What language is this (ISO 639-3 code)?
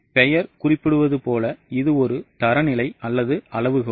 tam